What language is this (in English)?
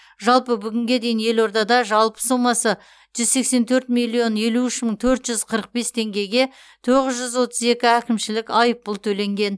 Kazakh